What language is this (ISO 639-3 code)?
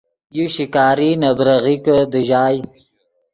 ydg